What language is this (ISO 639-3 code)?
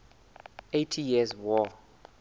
sot